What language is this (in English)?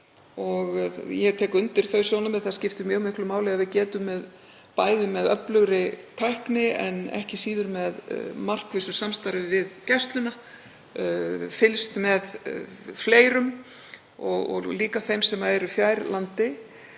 Icelandic